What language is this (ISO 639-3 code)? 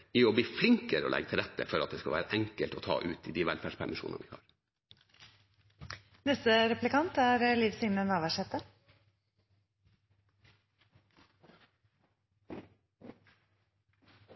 nor